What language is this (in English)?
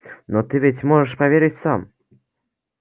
Russian